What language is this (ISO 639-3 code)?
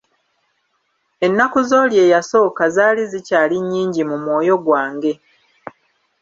lug